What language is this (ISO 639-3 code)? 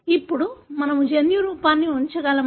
tel